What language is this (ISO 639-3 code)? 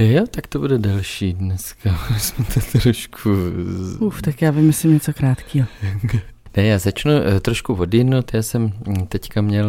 ces